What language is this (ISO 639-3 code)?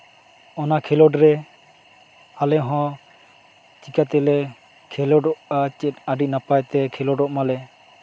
sat